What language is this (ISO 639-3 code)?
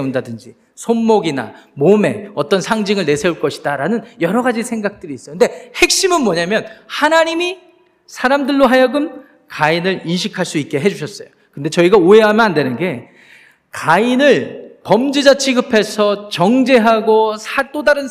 kor